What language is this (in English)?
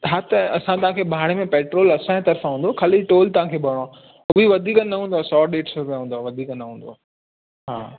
Sindhi